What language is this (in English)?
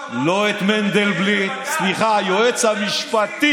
Hebrew